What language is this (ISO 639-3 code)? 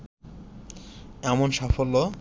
ben